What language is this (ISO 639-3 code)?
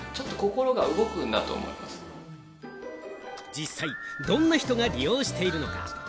jpn